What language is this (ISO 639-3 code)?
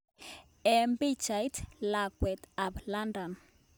kln